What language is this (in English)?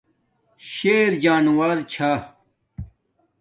Domaaki